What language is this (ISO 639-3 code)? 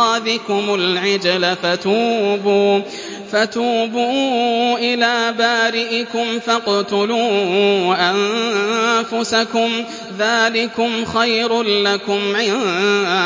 ara